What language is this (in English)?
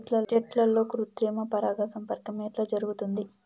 Telugu